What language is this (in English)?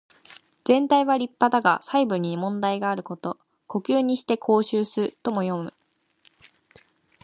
Japanese